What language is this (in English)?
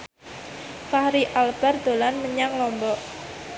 Javanese